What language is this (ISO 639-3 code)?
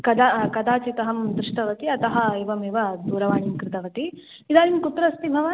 san